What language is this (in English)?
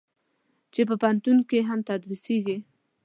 Pashto